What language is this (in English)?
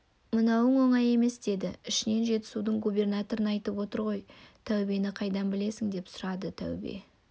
Kazakh